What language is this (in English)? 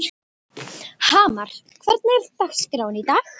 Icelandic